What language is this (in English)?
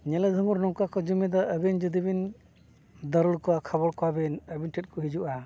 Santali